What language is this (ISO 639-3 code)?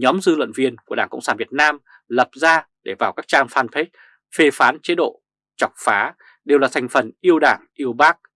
vie